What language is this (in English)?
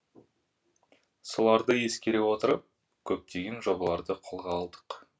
Kazakh